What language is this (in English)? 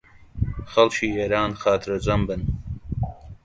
Central Kurdish